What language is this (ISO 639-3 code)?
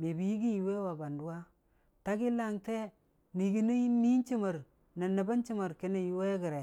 cfa